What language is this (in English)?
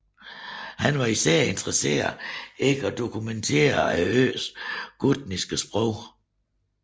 Danish